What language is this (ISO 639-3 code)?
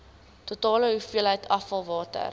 afr